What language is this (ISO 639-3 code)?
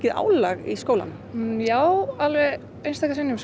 isl